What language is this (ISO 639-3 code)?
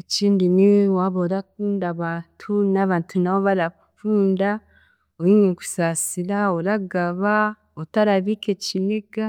cgg